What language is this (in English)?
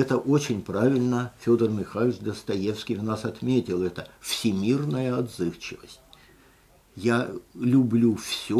Russian